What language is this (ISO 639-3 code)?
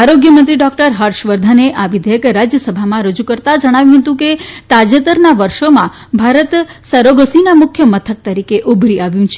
guj